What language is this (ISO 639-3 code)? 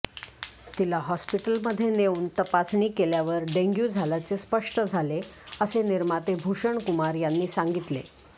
mar